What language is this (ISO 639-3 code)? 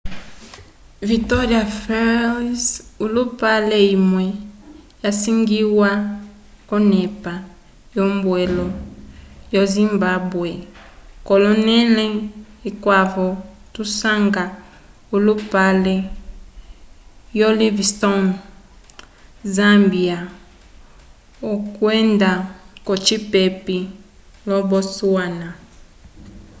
umb